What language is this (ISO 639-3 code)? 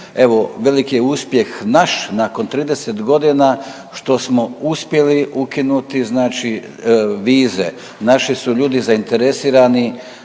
hrv